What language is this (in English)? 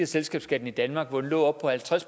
Danish